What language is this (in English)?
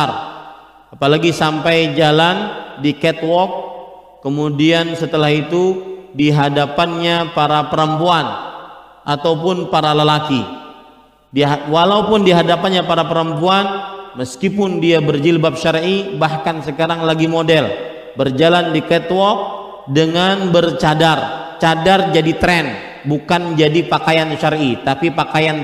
Indonesian